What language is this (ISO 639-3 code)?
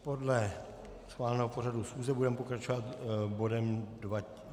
ces